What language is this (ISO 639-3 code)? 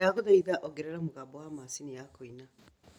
kik